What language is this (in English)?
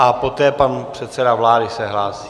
Czech